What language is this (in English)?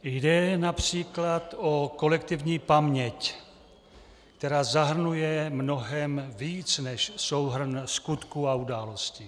Czech